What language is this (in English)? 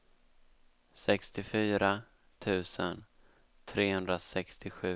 Swedish